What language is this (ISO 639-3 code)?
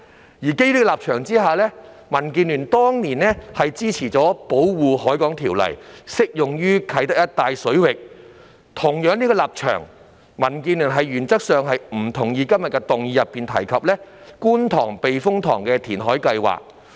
yue